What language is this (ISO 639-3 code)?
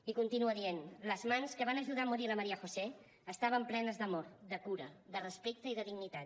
cat